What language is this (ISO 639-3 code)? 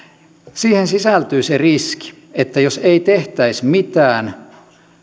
fin